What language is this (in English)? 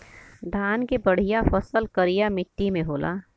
Bhojpuri